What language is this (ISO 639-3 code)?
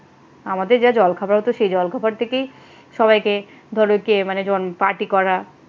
ben